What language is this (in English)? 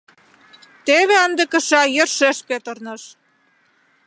Mari